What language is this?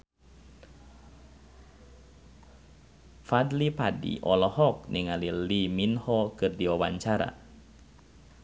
Sundanese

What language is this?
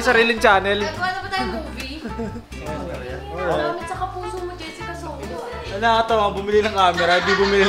Filipino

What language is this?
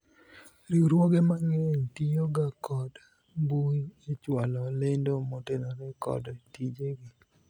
Luo (Kenya and Tanzania)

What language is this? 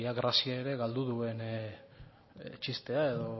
Basque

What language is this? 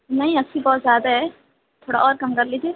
Urdu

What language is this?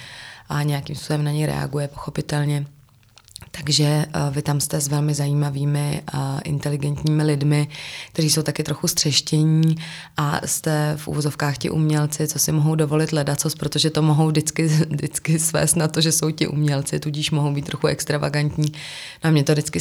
Czech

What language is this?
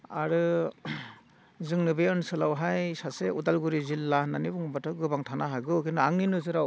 Bodo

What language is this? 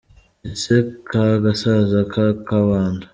Kinyarwanda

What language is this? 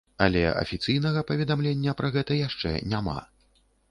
Belarusian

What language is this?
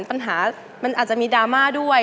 Thai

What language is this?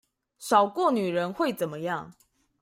Chinese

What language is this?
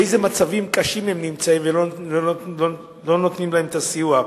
Hebrew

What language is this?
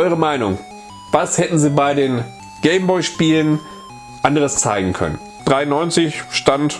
German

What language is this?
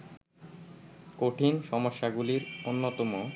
Bangla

